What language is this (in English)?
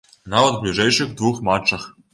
Belarusian